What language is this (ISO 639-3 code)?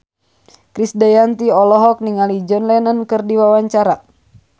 sun